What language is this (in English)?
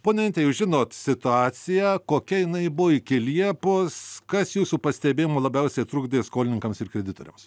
Lithuanian